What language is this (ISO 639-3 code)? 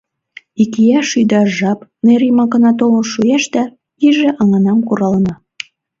chm